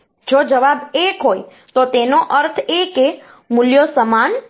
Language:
Gujarati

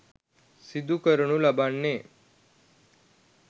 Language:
Sinhala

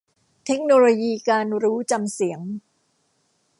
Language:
Thai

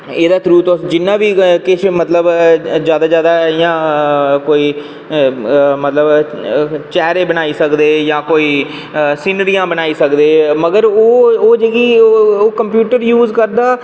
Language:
Dogri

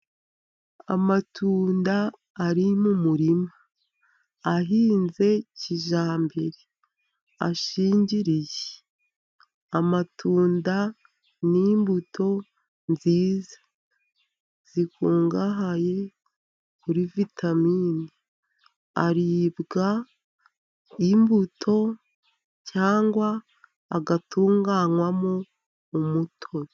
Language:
Kinyarwanda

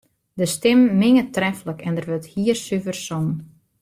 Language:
Western Frisian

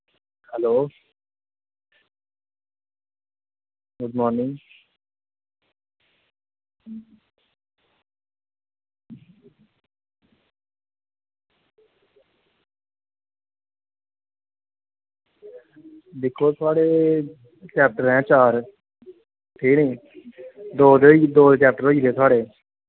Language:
Dogri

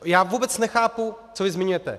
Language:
Czech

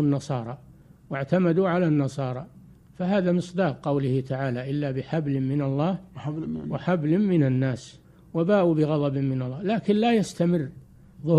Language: Arabic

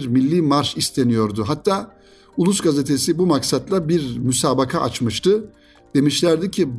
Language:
Turkish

